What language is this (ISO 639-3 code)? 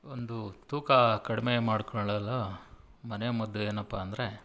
kan